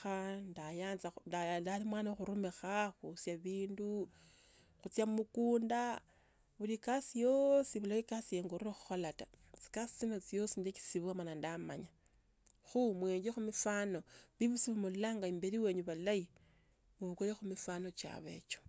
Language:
Tsotso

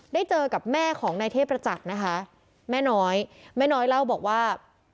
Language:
Thai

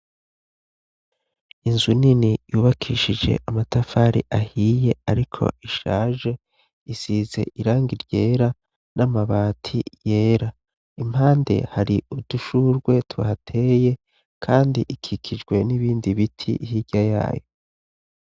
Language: Rundi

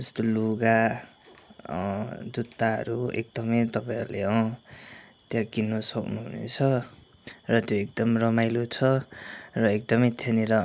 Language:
Nepali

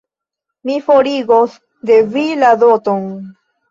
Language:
Esperanto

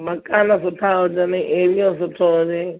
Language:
Sindhi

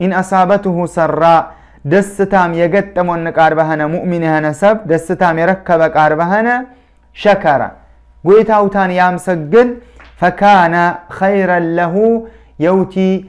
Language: Arabic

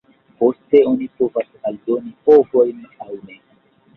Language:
Esperanto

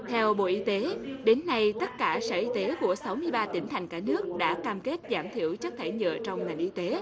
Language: Vietnamese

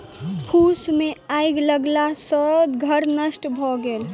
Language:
Maithili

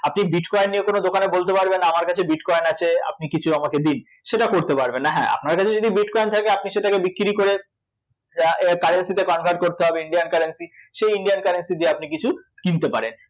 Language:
Bangla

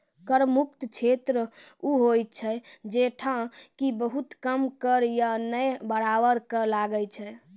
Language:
Maithili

